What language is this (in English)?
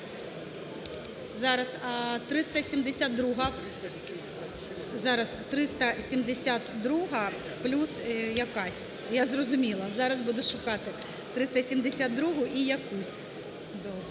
Ukrainian